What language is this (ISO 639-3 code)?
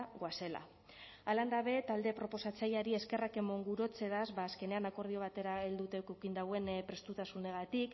eus